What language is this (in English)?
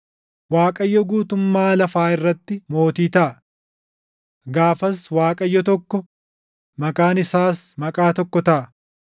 Oromo